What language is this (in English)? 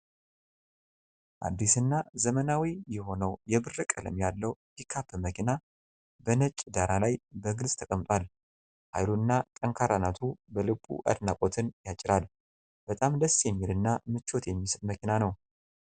Amharic